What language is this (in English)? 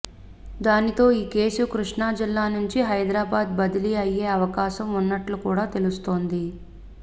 Telugu